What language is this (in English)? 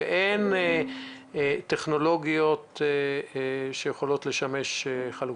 Hebrew